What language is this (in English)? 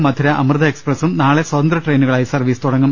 Malayalam